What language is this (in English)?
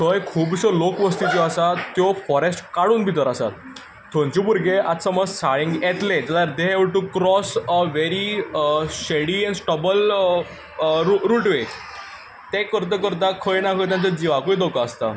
Konkani